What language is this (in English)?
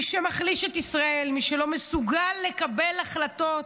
Hebrew